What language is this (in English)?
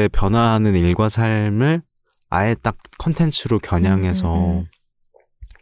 Korean